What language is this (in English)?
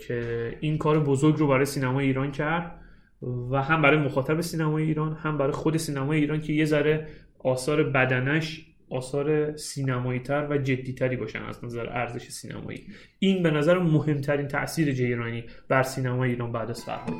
Persian